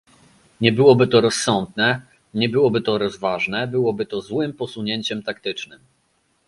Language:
Polish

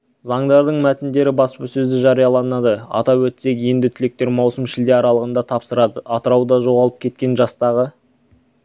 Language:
Kazakh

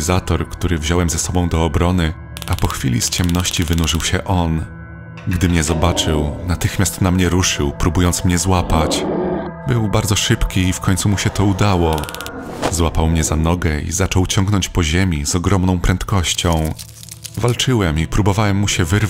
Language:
Polish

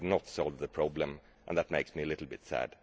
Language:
English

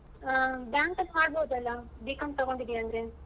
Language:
Kannada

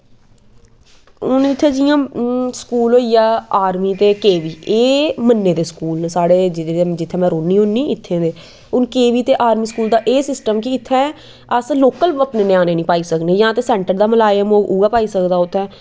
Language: Dogri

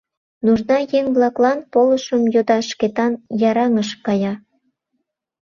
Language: Mari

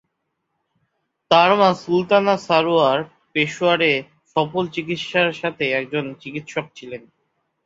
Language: Bangla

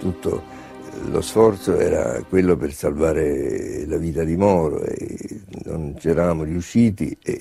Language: Italian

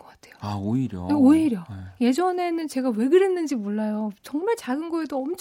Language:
Korean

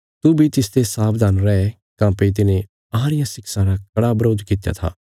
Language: Bilaspuri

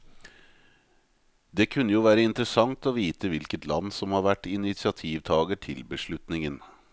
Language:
Norwegian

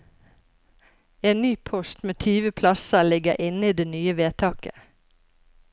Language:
Norwegian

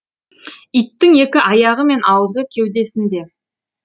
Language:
Kazakh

